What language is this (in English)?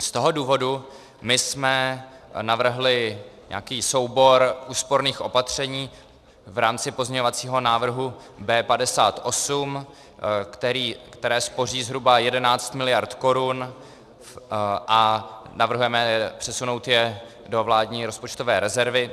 Czech